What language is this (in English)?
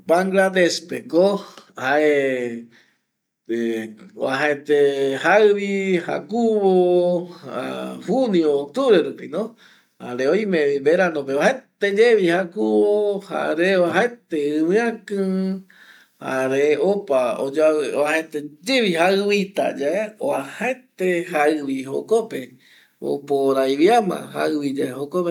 Eastern Bolivian Guaraní